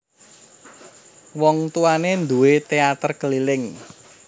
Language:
Javanese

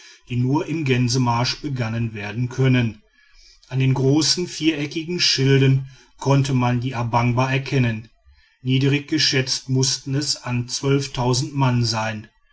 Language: German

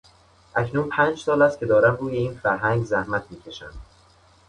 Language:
Persian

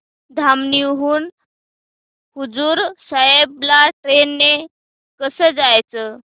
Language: Marathi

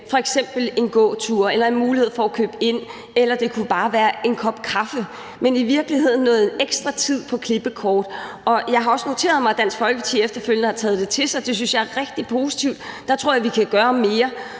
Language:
Danish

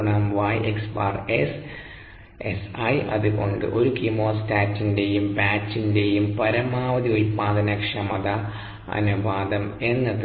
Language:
Malayalam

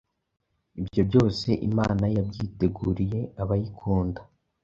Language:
Kinyarwanda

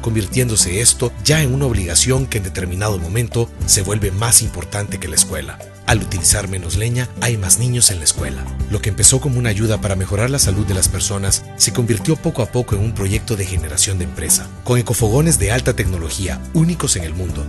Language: Spanish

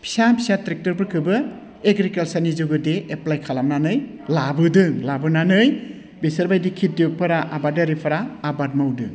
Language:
Bodo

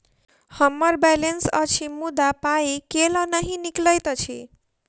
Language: Maithili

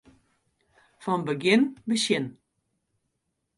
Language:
Western Frisian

